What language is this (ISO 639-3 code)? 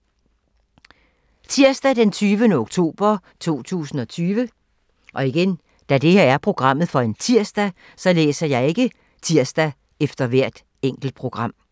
dan